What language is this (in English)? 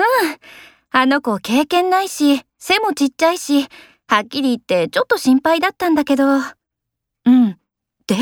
Japanese